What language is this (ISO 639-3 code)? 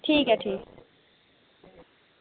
doi